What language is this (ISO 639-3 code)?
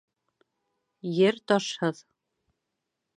bak